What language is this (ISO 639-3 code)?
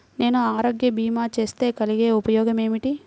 tel